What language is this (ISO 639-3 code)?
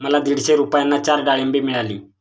mar